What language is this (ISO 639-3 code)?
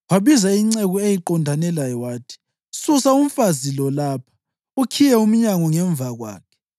nde